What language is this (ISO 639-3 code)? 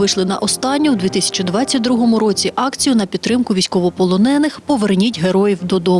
ukr